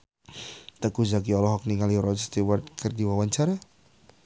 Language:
Sundanese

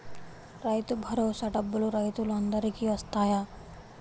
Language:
Telugu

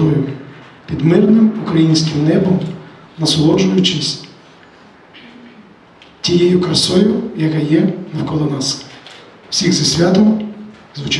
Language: Ukrainian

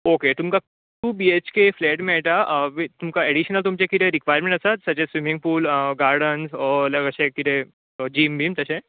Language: Konkani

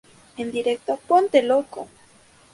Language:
Spanish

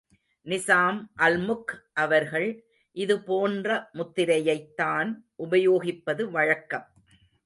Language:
Tamil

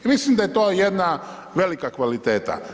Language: Croatian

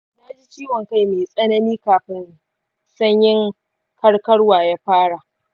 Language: Hausa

